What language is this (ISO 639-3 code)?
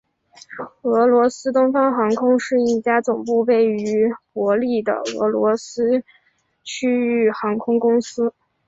zho